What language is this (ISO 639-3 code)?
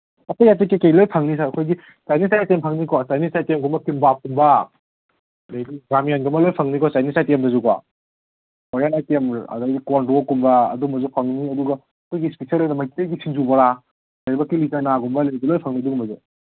mni